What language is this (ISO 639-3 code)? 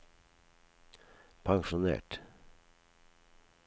nor